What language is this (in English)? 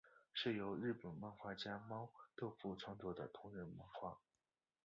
Chinese